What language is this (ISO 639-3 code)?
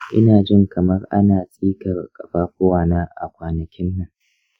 hau